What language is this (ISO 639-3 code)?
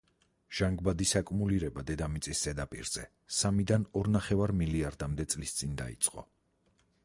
kat